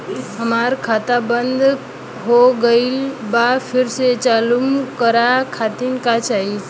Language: Bhojpuri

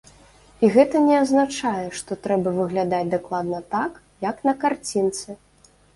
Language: Belarusian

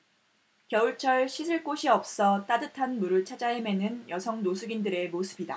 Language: Korean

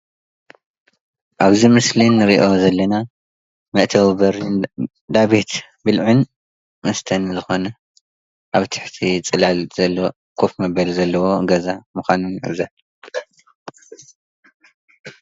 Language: Tigrinya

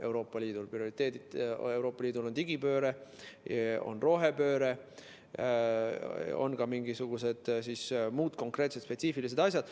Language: Estonian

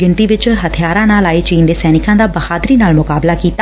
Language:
Punjabi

